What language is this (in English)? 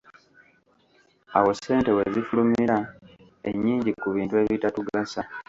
Ganda